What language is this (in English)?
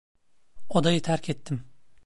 Turkish